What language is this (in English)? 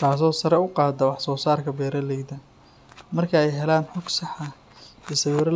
Somali